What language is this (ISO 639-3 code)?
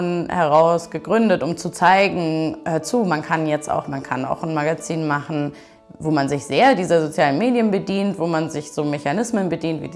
deu